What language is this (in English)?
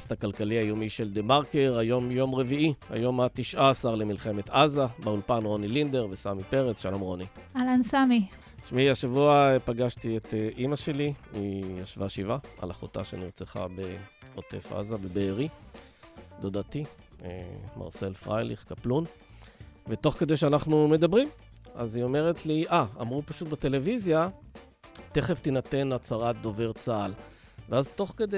Hebrew